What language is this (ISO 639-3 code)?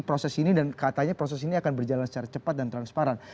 ind